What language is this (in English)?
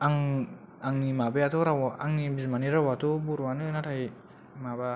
Bodo